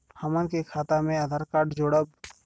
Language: Bhojpuri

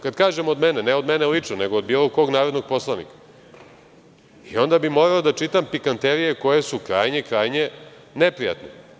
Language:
Serbian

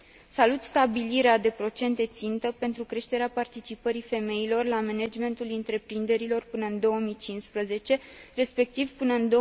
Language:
Romanian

